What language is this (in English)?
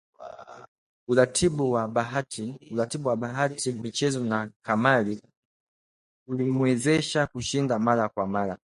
Swahili